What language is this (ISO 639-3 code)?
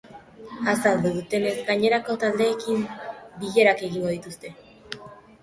eus